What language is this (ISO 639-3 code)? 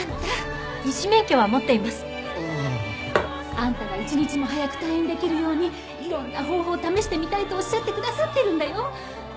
jpn